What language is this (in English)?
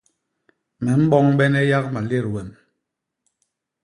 Basaa